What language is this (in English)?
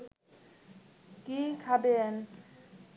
Bangla